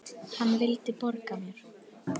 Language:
Icelandic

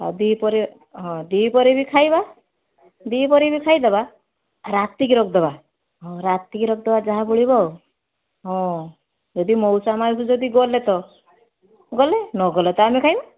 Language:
Odia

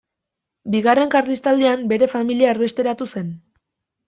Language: Basque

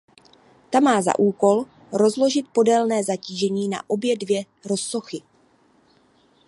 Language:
Czech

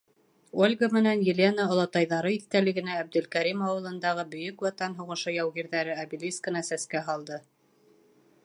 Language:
Bashkir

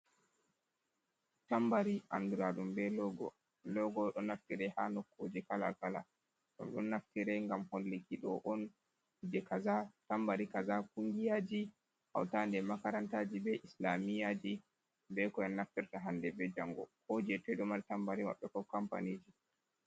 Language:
Fula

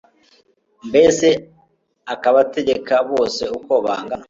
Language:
Kinyarwanda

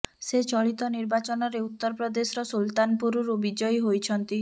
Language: Odia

